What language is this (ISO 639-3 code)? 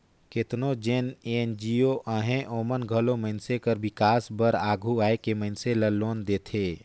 hne